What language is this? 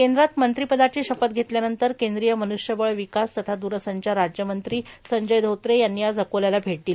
Marathi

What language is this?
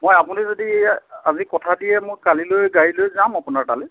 Assamese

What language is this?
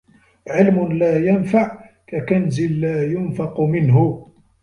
Arabic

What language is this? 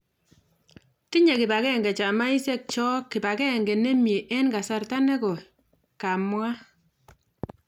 Kalenjin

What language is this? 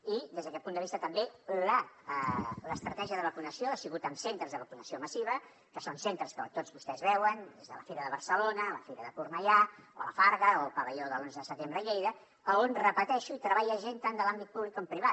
Catalan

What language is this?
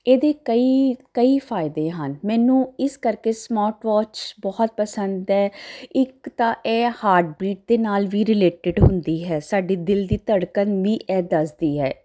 Punjabi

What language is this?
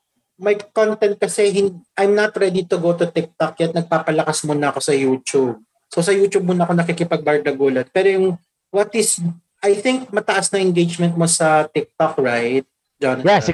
Filipino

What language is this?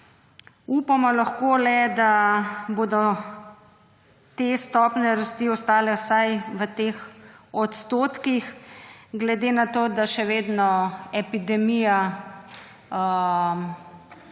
Slovenian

